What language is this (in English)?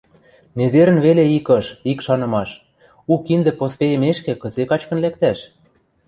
Western Mari